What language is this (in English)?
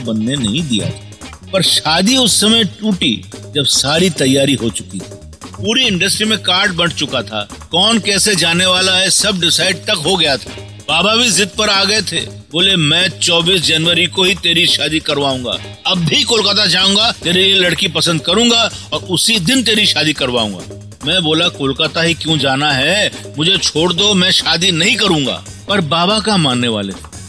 Hindi